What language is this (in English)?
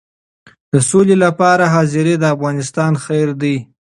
Pashto